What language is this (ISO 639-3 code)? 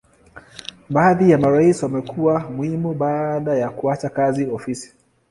swa